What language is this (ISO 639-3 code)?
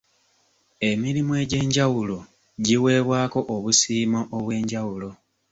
lug